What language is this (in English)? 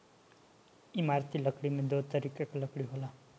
Bhojpuri